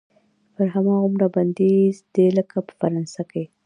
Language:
Pashto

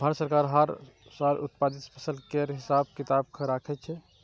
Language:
Maithili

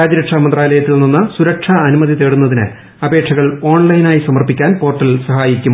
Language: Malayalam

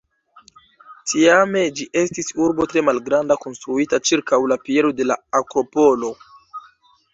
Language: Esperanto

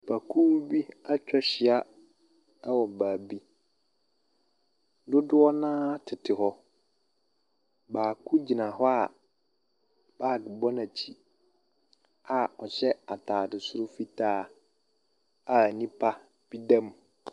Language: Akan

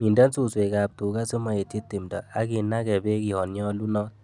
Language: Kalenjin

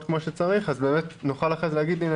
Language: Hebrew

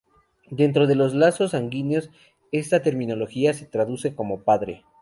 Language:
Spanish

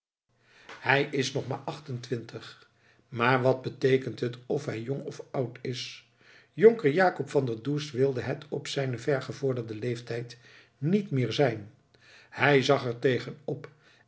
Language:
Dutch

